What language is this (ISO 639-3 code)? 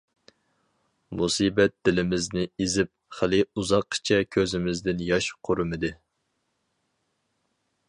uig